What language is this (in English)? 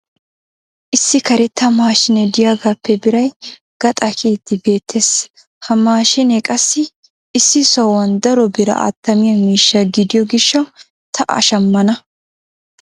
Wolaytta